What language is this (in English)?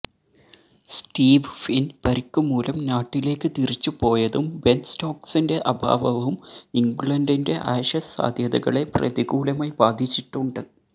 Malayalam